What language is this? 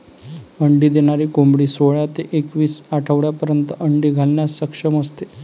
Marathi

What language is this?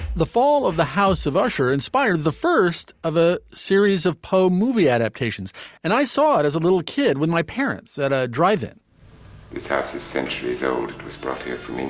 English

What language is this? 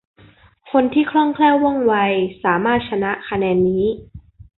Thai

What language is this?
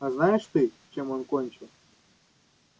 Russian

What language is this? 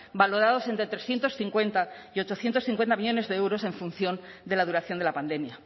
Spanish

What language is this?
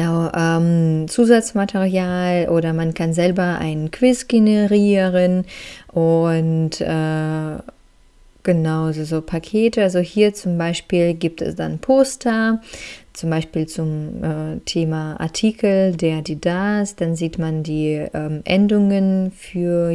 German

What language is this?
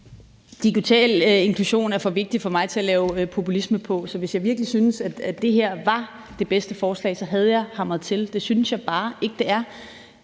Danish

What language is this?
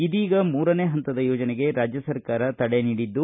Kannada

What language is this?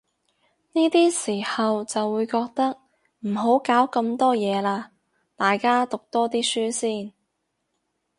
Cantonese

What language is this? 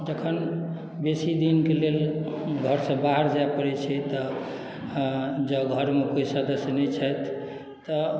Maithili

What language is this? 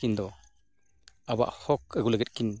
Santali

